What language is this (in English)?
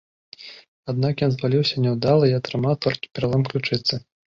Belarusian